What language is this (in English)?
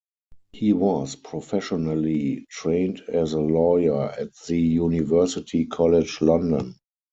English